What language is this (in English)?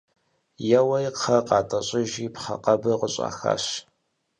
Kabardian